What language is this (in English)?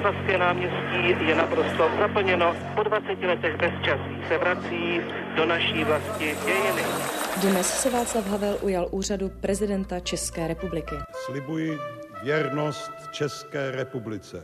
Czech